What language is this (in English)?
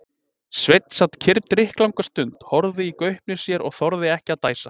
Icelandic